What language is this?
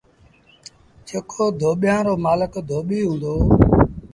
Sindhi Bhil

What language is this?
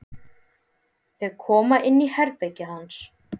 Icelandic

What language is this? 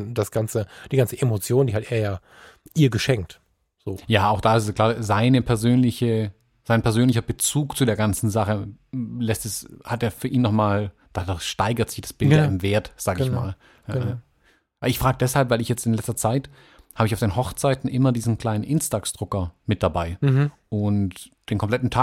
German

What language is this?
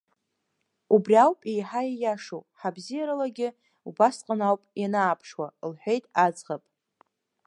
Abkhazian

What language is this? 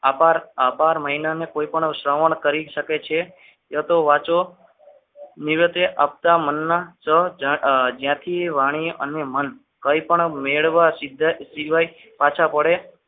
Gujarati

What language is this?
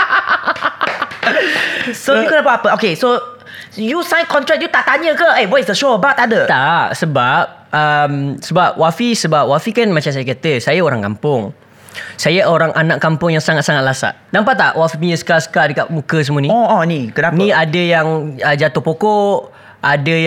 Malay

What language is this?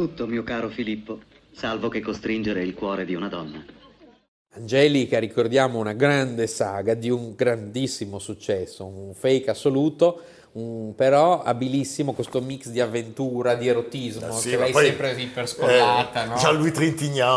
Italian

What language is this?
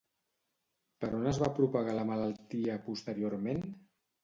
Catalan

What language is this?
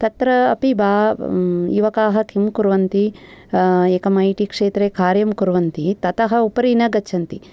Sanskrit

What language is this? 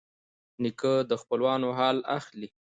Pashto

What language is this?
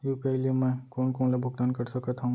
Chhattisgarhi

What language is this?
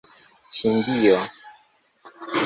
Esperanto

